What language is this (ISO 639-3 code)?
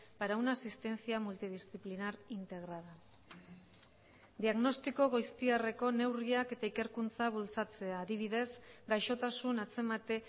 eus